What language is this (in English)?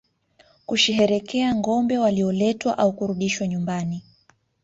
Swahili